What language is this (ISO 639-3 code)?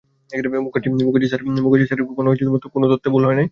ben